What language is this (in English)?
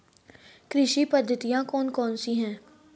Hindi